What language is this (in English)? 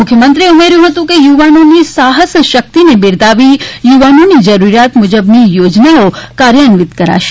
Gujarati